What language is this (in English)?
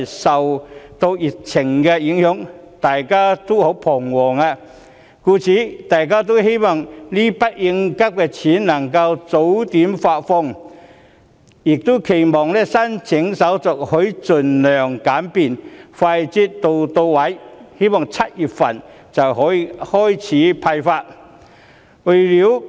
Cantonese